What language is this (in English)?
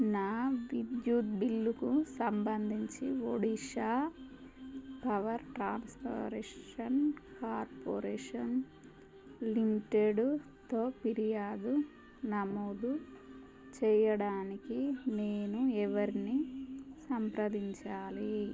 Telugu